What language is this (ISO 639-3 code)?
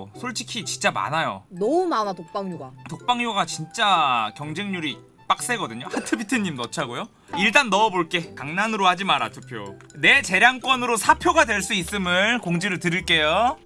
kor